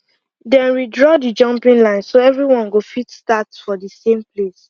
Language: Nigerian Pidgin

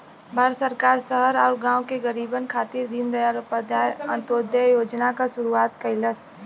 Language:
Bhojpuri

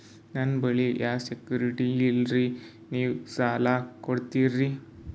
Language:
Kannada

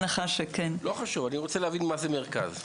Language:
Hebrew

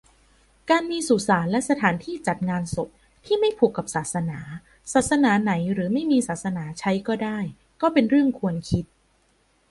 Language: Thai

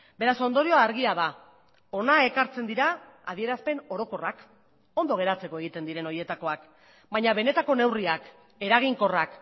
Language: Basque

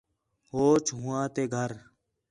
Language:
Khetrani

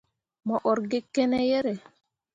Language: Mundang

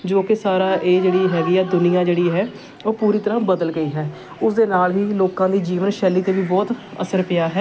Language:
Punjabi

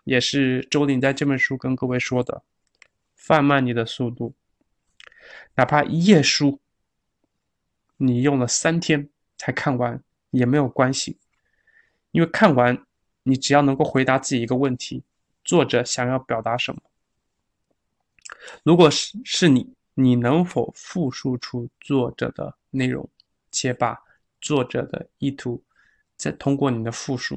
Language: Chinese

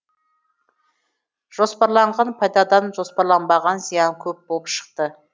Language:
Kazakh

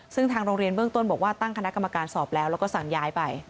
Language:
Thai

